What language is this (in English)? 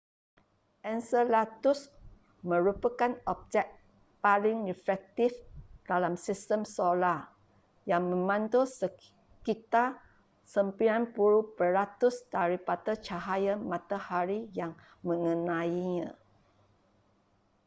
Malay